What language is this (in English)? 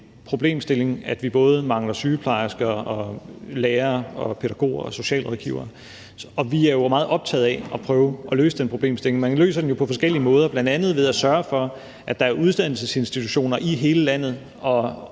Danish